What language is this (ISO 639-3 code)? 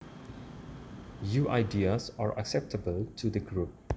jav